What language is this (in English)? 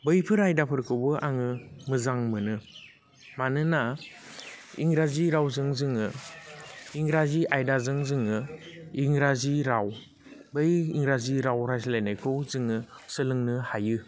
Bodo